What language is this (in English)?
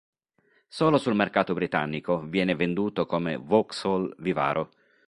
Italian